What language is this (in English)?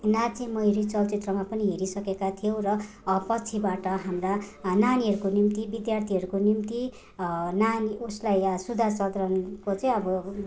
Nepali